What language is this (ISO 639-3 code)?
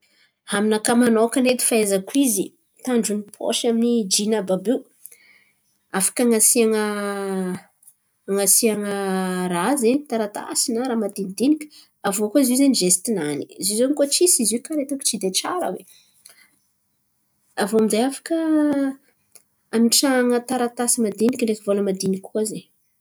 xmv